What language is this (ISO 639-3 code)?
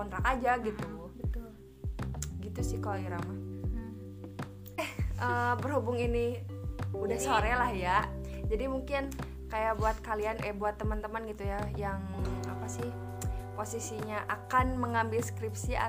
ind